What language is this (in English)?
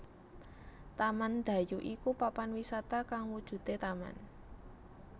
Javanese